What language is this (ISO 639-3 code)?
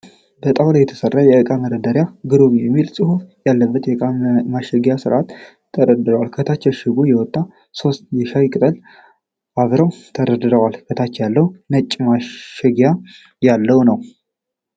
amh